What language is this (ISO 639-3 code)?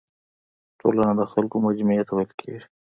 pus